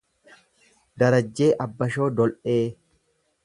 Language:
Oromo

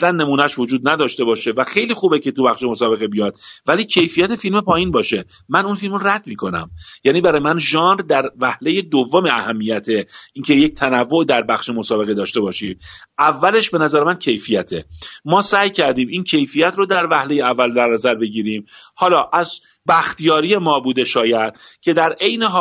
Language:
Persian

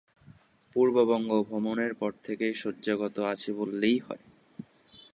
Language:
Bangla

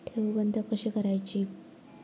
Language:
Marathi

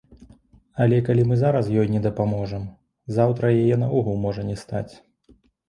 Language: Belarusian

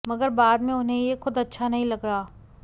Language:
Hindi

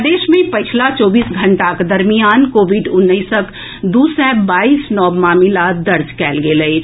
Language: Maithili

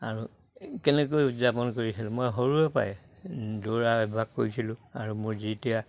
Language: Assamese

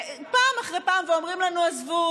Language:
Hebrew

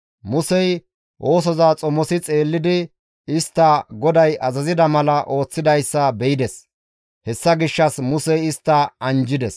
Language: Gamo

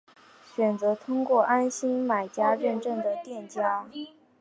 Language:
Chinese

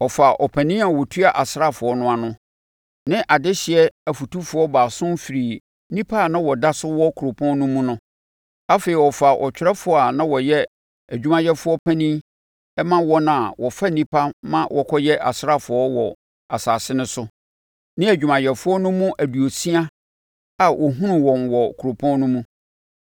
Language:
Akan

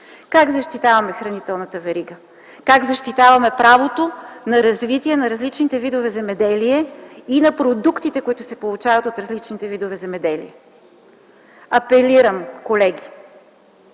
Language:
Bulgarian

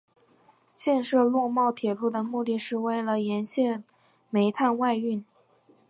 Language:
Chinese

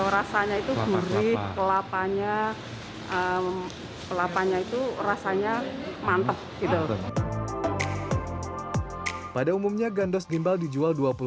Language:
Indonesian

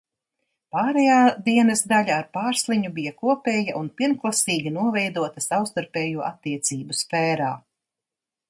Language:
Latvian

